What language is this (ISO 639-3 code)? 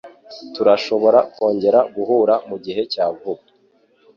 kin